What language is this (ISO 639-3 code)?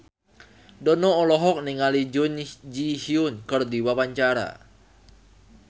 sun